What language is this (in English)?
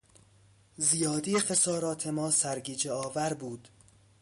Persian